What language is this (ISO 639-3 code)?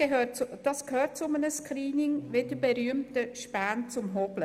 gsw